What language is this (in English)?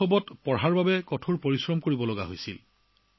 Assamese